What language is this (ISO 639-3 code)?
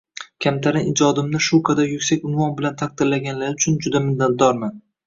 uzb